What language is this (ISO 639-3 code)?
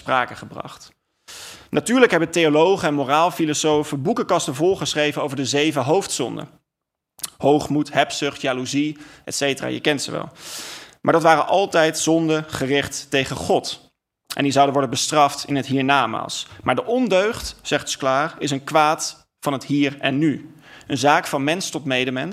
nld